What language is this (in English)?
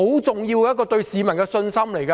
Cantonese